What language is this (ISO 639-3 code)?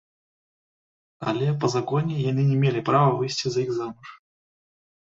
bel